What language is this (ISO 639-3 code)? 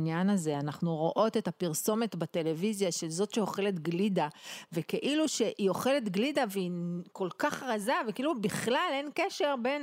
heb